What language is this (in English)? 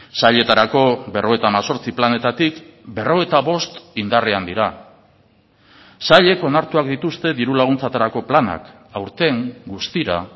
Basque